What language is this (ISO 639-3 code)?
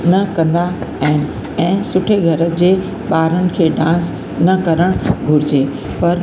snd